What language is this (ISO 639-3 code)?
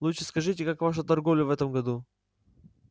rus